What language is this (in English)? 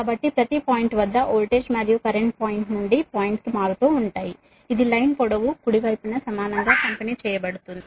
Telugu